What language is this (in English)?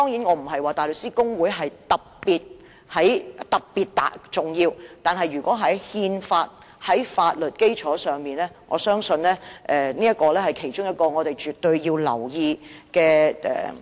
Cantonese